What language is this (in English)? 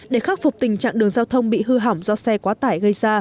Vietnamese